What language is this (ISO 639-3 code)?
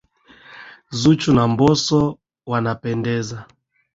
swa